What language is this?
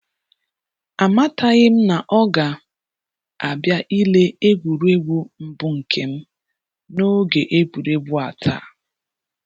Igbo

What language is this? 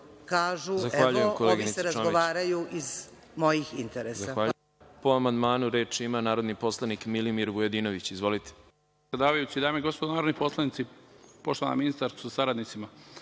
Serbian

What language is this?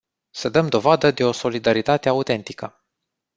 Romanian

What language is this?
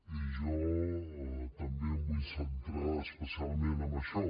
Catalan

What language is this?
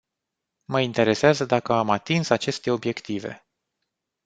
Romanian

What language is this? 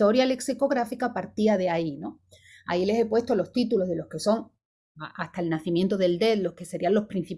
Spanish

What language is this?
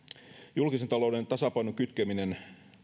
Finnish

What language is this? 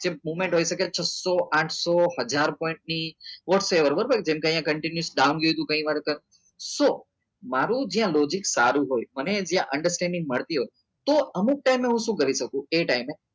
Gujarati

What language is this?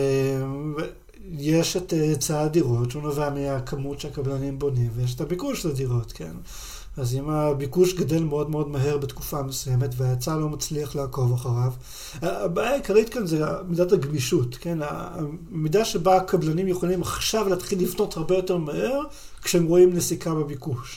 Hebrew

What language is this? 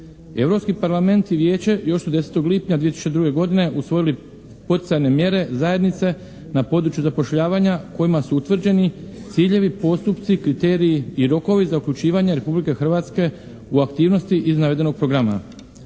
Croatian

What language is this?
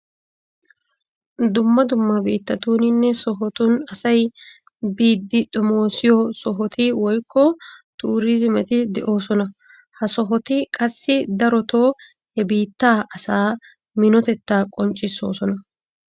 Wolaytta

